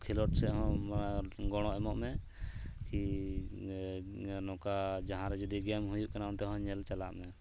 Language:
Santali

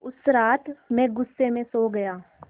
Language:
Hindi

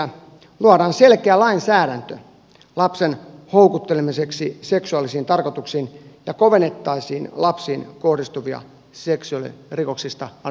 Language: Finnish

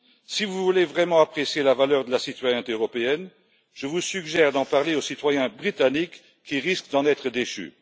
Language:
French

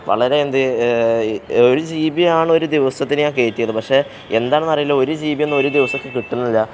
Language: Malayalam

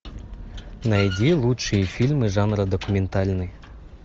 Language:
Russian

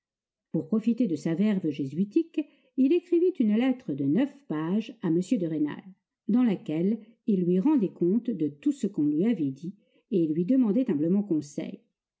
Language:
French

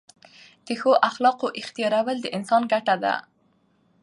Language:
Pashto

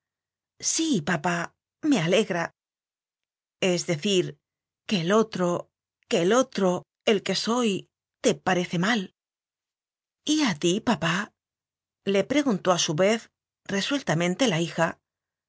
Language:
Spanish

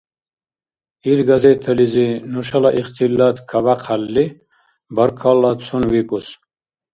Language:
Dargwa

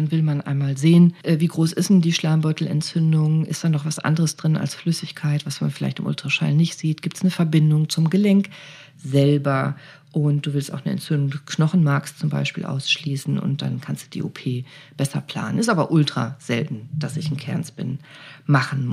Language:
German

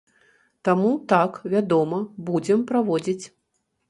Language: Belarusian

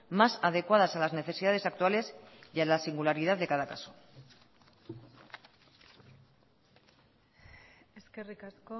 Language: Spanish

